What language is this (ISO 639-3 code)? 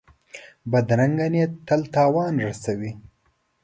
pus